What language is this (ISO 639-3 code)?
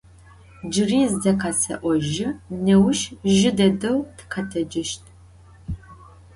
ady